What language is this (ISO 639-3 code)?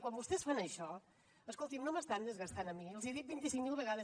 cat